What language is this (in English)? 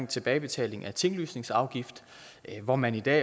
Danish